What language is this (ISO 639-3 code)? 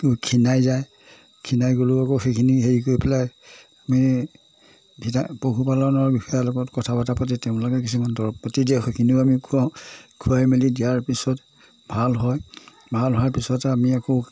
asm